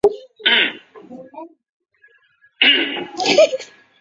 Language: Chinese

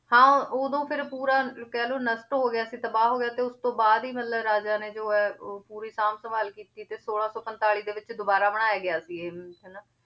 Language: Punjabi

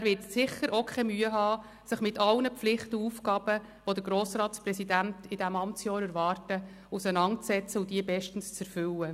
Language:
Swiss German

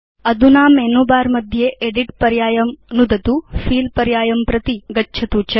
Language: Sanskrit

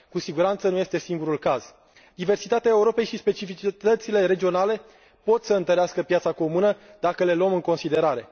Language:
Romanian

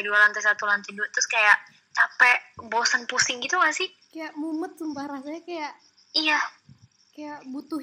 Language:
Indonesian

